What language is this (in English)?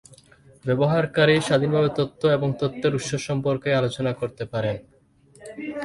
Bangla